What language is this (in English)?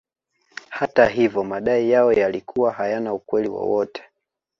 Swahili